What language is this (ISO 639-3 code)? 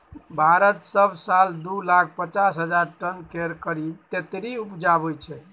mai